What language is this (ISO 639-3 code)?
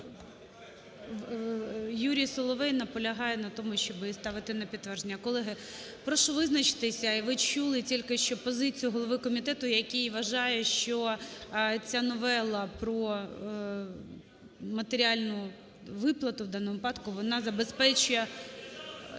ukr